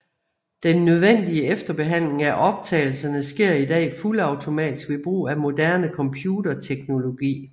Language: Danish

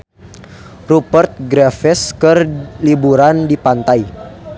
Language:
Sundanese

